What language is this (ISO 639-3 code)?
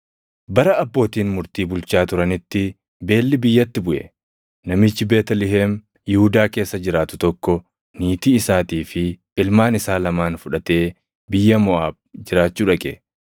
orm